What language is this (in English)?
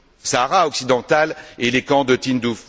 French